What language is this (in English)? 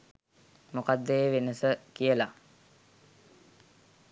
Sinhala